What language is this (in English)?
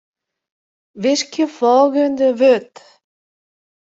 Western Frisian